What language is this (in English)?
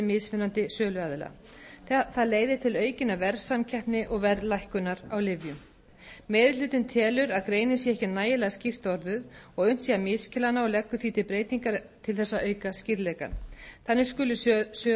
Icelandic